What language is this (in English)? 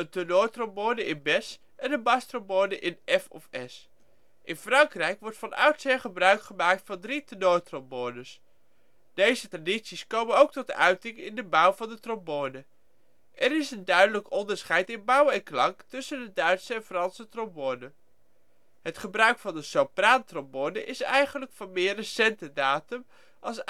Dutch